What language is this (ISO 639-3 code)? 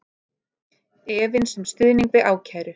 isl